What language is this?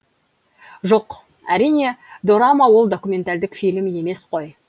Kazakh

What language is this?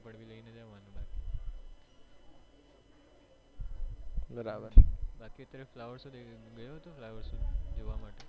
Gujarati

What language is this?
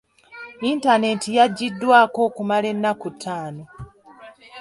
Ganda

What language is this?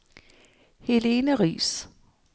Danish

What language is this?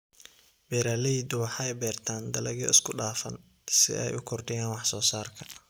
Somali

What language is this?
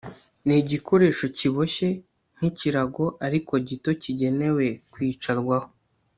Kinyarwanda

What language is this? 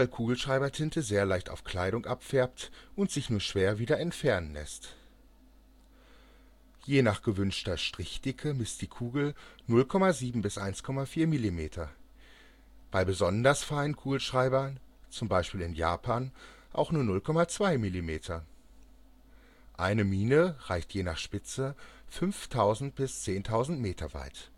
German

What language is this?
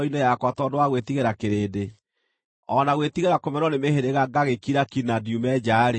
Kikuyu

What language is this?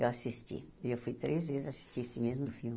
Portuguese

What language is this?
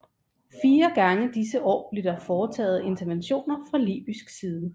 Danish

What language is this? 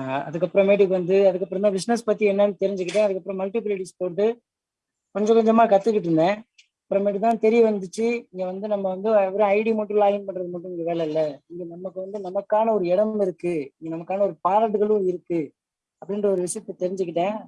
Tamil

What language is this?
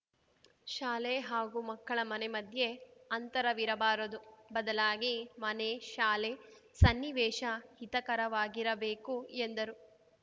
Kannada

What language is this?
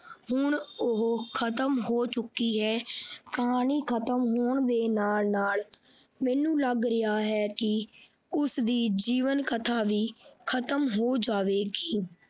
Punjabi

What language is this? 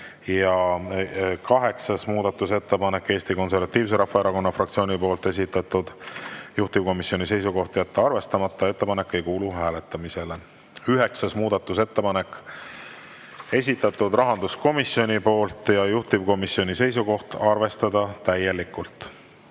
Estonian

